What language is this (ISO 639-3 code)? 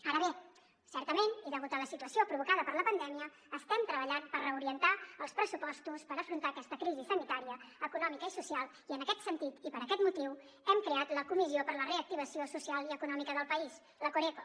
cat